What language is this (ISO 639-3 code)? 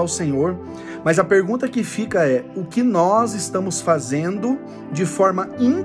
por